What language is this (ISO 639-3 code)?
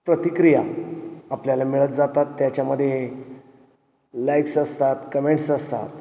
mar